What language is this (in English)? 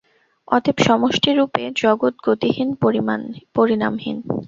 Bangla